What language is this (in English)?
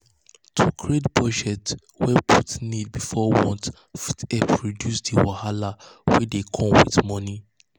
Nigerian Pidgin